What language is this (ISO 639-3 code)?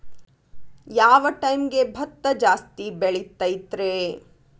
kan